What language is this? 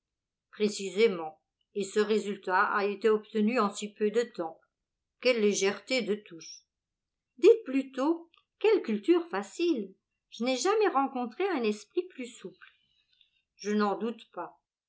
French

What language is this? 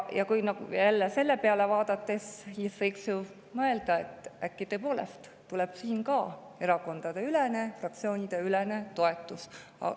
Estonian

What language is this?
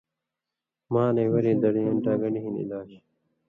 Indus Kohistani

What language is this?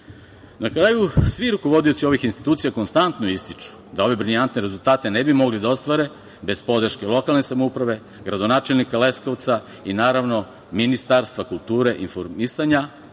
Serbian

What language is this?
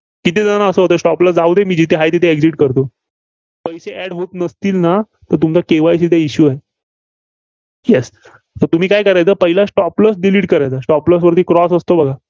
Marathi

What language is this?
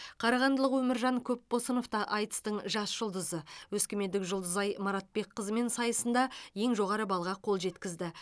Kazakh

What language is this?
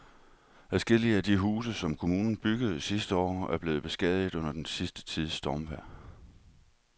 Danish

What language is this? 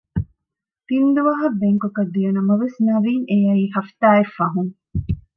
Divehi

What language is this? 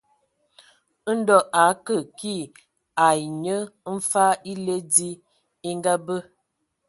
Ewondo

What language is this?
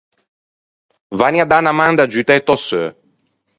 Ligurian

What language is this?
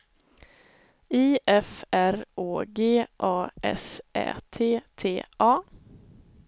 Swedish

